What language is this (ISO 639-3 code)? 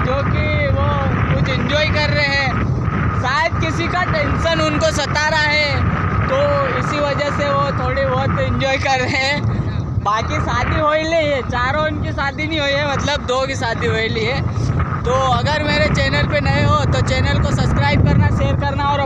hin